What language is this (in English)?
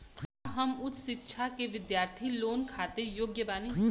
Bhojpuri